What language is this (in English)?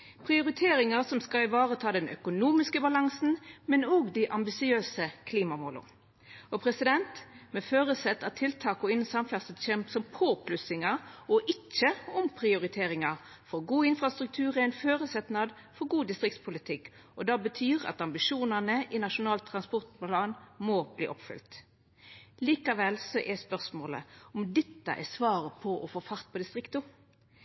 Norwegian Nynorsk